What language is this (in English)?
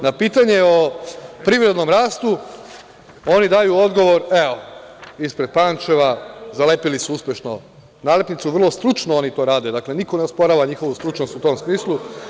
Serbian